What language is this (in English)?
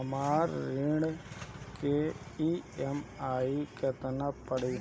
Bhojpuri